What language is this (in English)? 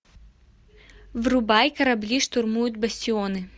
Russian